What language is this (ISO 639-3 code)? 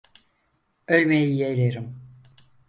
tur